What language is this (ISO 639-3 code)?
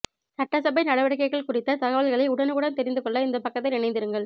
tam